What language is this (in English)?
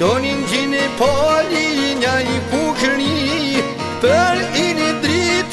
Romanian